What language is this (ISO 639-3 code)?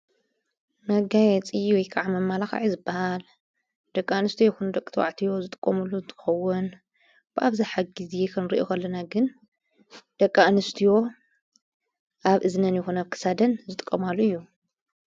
tir